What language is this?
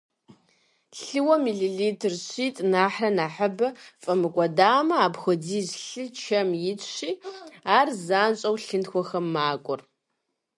Kabardian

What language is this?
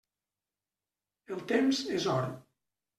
Catalan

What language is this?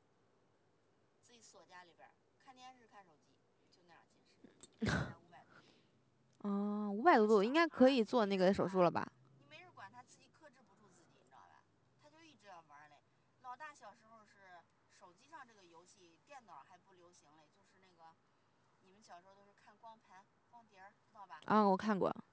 Chinese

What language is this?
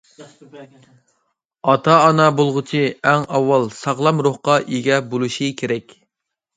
Uyghur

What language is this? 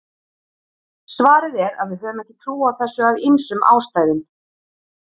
Icelandic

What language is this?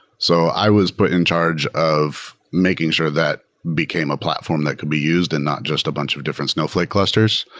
English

